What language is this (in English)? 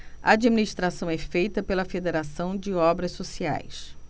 Portuguese